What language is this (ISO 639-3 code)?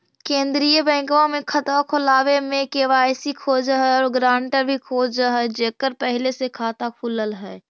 mag